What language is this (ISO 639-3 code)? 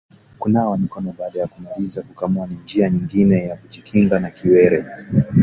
swa